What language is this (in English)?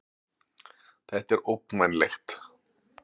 Icelandic